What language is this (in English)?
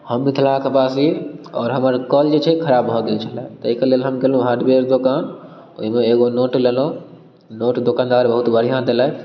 Maithili